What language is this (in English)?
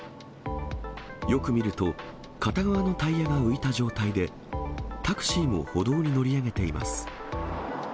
Japanese